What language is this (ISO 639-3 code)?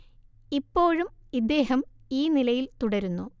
mal